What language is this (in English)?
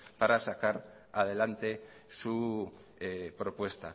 Spanish